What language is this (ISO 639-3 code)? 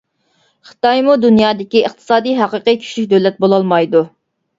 uig